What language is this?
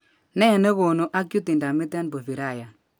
Kalenjin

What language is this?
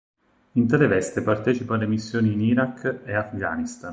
Italian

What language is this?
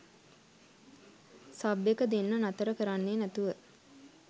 Sinhala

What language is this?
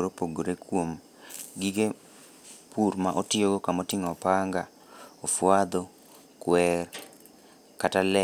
Luo (Kenya and Tanzania)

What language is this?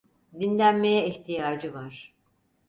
Turkish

